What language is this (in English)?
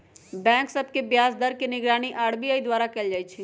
Magahi